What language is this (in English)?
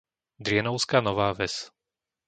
Slovak